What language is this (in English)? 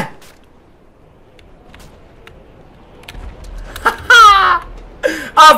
Bulgarian